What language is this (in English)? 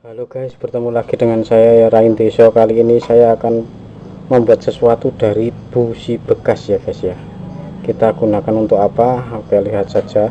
Indonesian